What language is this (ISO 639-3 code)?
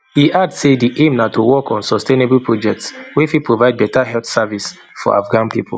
pcm